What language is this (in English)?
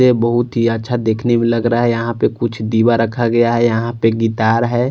Hindi